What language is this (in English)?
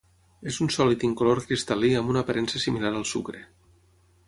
Catalan